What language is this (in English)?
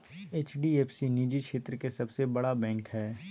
Magahi